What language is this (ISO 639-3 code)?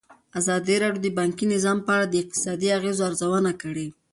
pus